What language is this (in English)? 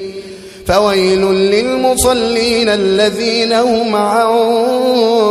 Arabic